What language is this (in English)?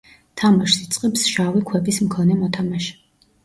Georgian